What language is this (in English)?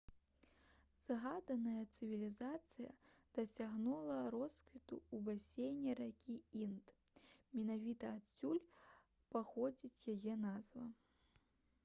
Belarusian